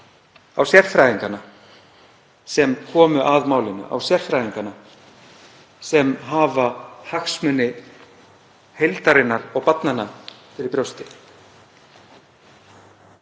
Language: Icelandic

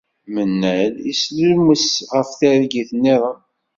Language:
Kabyle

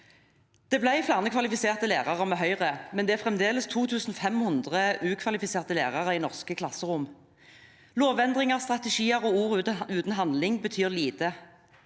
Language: Norwegian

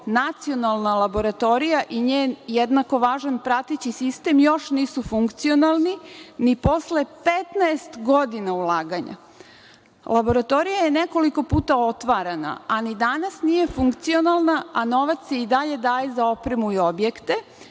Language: Serbian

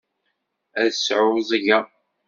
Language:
Kabyle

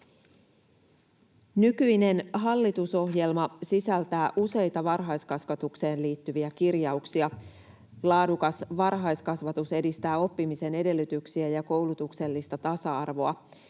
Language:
Finnish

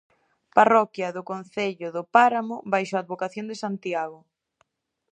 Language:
Galician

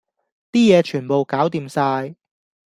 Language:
Cantonese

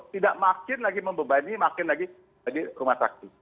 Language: Indonesian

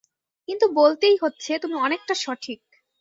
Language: Bangla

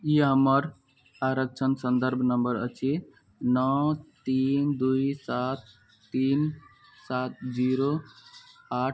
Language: Maithili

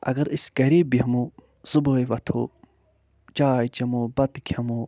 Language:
Kashmiri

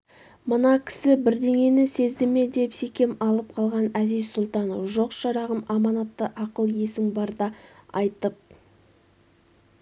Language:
Kazakh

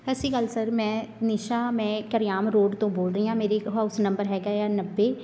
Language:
Punjabi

